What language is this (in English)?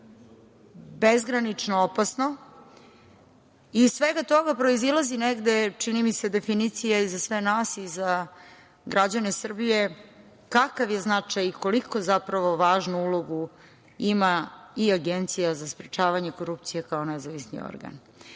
Serbian